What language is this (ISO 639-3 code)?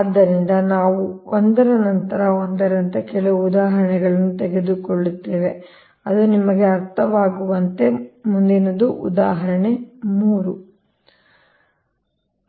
kan